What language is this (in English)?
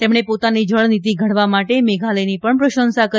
Gujarati